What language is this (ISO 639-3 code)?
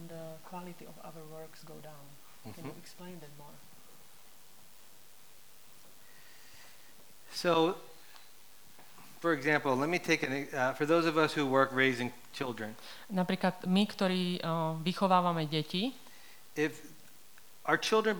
slk